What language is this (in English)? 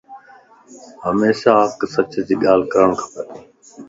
Lasi